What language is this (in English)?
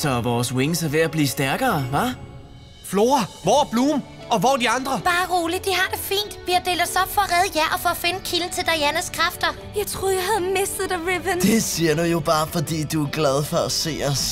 Danish